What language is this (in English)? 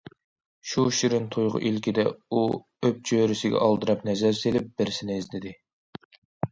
Uyghur